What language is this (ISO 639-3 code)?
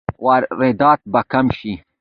pus